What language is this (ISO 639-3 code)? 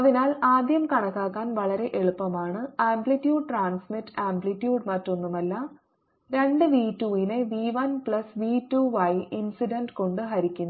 mal